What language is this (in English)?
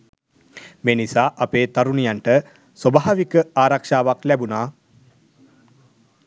Sinhala